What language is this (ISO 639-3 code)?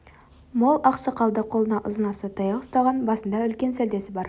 kaz